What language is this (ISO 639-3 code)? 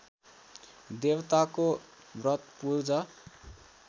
nep